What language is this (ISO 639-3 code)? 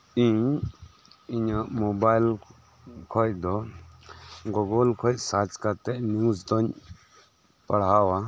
sat